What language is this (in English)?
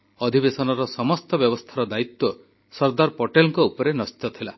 Odia